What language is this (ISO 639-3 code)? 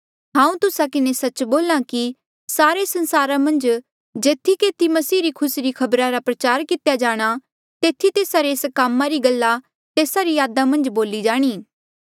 mjl